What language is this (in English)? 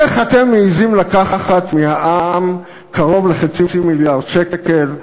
Hebrew